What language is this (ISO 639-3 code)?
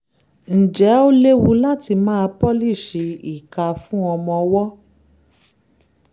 yor